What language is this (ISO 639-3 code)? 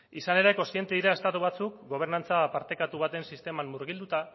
eus